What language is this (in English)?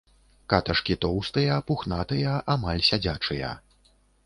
Belarusian